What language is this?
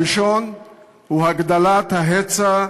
Hebrew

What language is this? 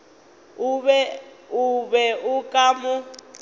Northern Sotho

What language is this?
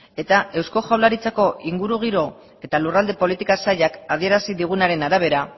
Basque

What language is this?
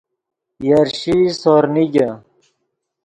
Yidgha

